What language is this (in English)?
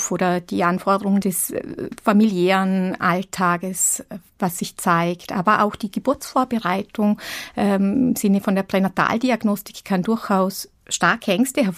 German